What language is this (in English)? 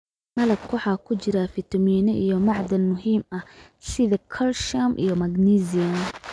Somali